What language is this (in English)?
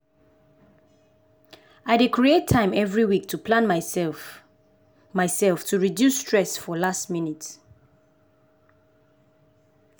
Nigerian Pidgin